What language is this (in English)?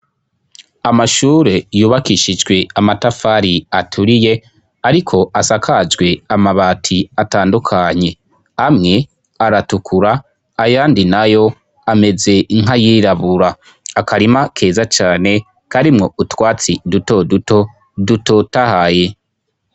Rundi